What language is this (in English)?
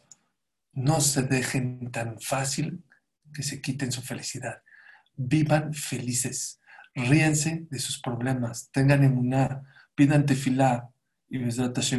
Spanish